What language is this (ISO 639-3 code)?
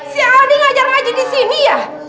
ind